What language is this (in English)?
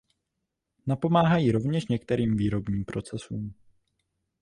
Czech